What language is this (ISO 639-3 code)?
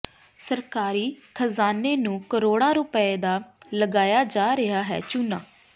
pan